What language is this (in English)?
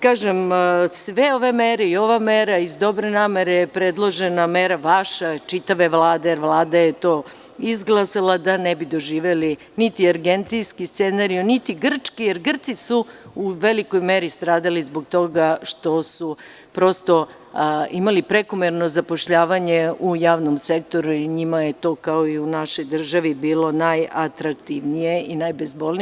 Serbian